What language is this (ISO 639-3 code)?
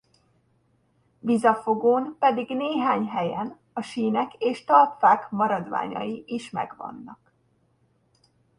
hun